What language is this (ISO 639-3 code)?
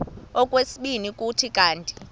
xho